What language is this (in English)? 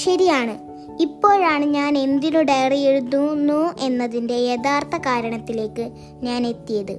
Malayalam